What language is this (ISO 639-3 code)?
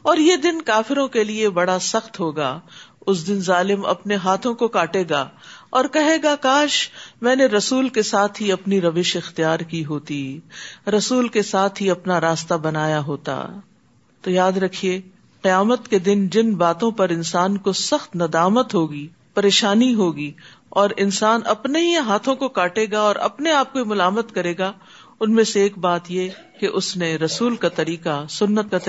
urd